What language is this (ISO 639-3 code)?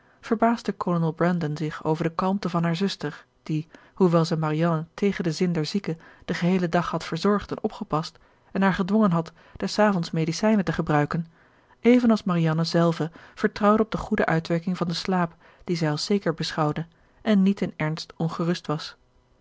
nld